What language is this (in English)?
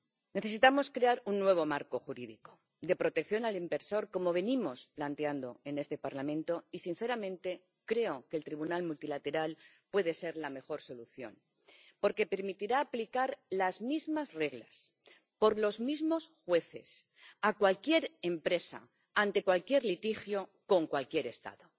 Spanish